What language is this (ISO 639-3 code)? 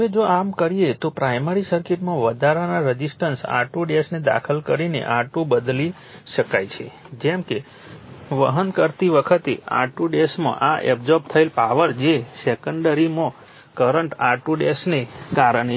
guj